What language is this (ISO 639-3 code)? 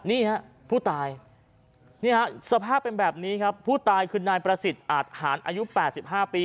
tha